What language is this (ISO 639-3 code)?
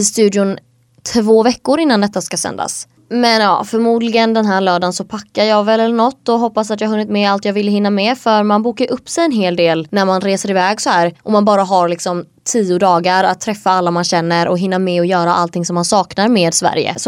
swe